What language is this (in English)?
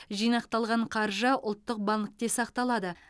Kazakh